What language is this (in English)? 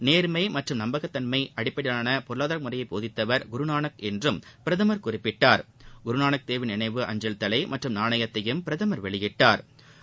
Tamil